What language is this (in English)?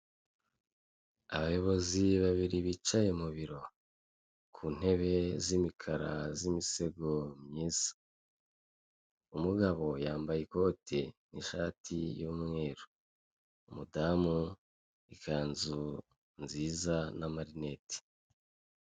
Kinyarwanda